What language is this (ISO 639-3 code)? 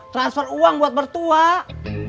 ind